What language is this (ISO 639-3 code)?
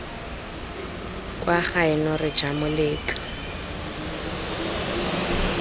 tsn